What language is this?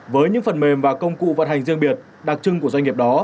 Vietnamese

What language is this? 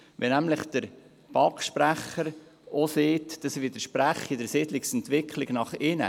Swiss German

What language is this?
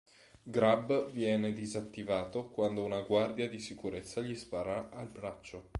Italian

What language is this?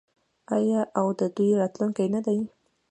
Pashto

